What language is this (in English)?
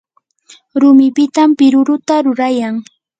Yanahuanca Pasco Quechua